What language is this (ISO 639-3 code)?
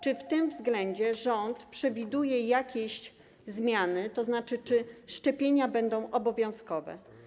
pol